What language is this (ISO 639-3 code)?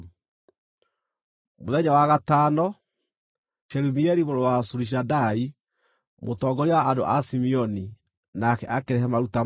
kik